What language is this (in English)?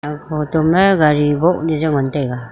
Wancho Naga